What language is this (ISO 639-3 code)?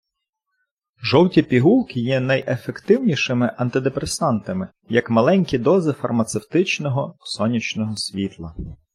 ukr